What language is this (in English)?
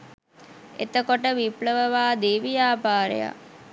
Sinhala